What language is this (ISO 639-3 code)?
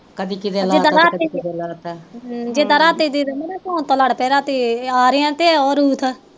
pan